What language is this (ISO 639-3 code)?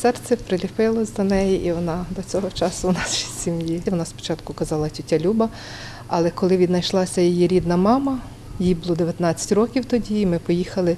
ukr